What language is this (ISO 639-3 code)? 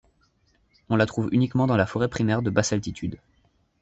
fra